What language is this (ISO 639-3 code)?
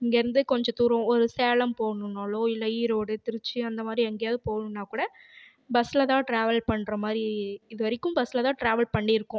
tam